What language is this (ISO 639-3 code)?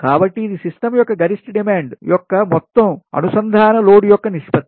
tel